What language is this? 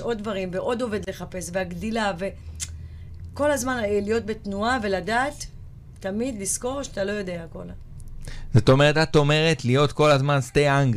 Hebrew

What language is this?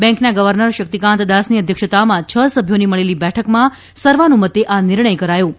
Gujarati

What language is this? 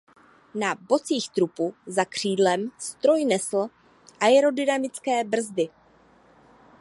Czech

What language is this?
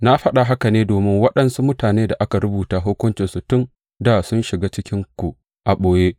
Hausa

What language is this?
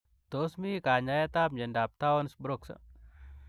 Kalenjin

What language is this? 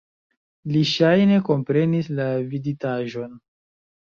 Esperanto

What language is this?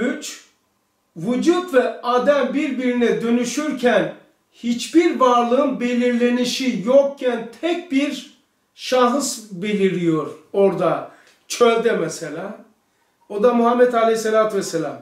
Turkish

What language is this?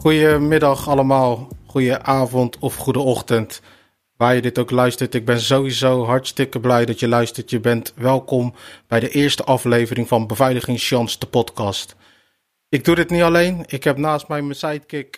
Dutch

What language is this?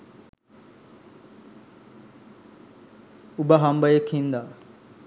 Sinhala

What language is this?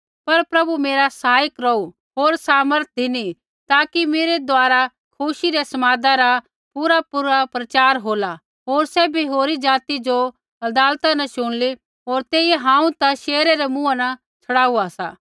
Kullu Pahari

